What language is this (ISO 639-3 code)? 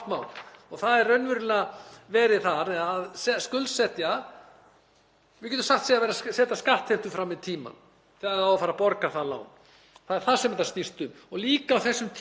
isl